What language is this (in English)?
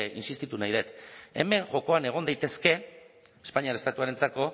Basque